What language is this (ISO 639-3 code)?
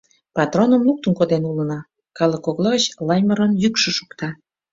chm